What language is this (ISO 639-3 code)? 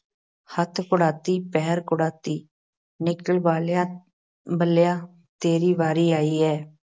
pan